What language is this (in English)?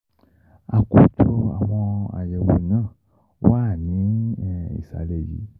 Yoruba